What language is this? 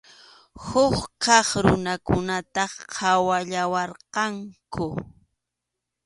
Arequipa-La Unión Quechua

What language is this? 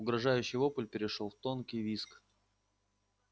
Russian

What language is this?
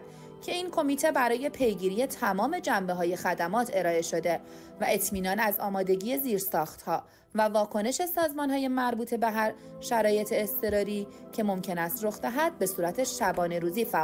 Persian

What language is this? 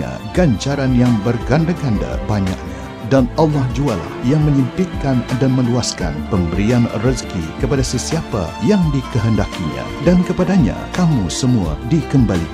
Malay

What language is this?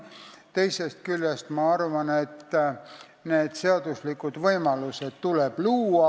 Estonian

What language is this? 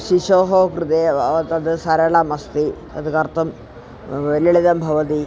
Sanskrit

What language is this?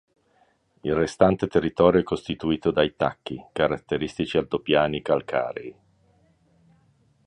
Italian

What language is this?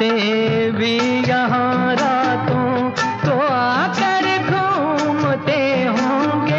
Thai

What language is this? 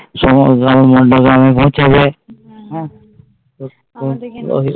Bangla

